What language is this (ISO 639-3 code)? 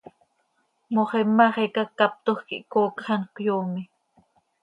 sei